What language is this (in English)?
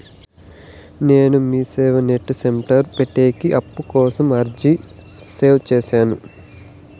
Telugu